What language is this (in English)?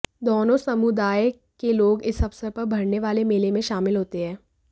Hindi